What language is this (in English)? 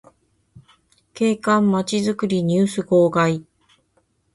Japanese